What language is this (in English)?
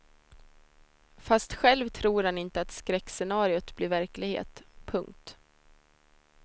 Swedish